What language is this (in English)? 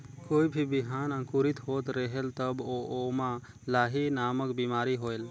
Chhattisgarhi